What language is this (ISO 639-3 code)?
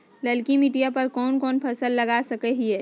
mag